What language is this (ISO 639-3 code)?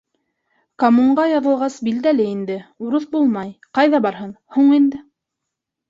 bak